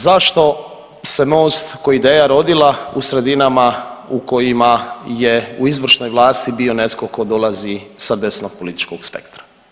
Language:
Croatian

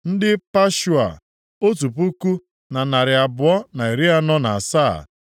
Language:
Igbo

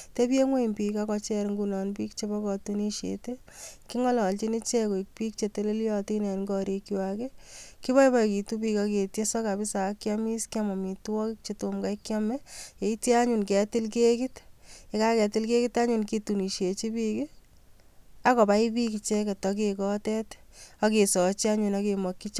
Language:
Kalenjin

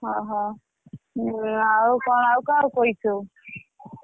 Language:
Odia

